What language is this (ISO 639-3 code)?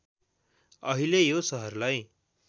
nep